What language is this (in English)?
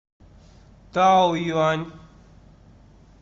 Russian